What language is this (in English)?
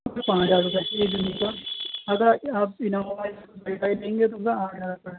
Urdu